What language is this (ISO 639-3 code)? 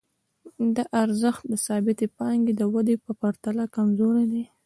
pus